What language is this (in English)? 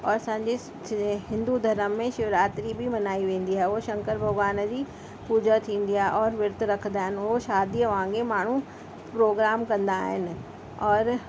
Sindhi